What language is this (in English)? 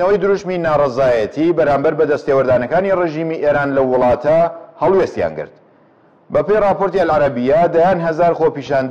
Persian